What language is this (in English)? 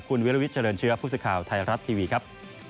Thai